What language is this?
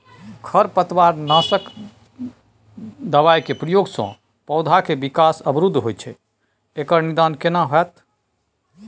Maithili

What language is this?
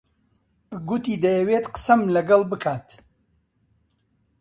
Central Kurdish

